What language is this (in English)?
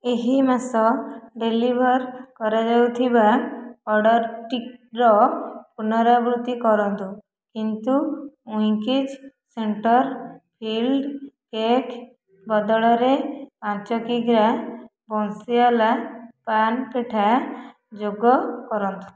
Odia